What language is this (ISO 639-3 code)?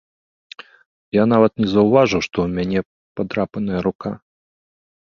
bel